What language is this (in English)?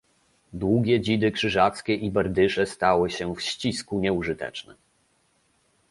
Polish